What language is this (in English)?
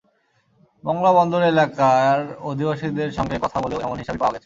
Bangla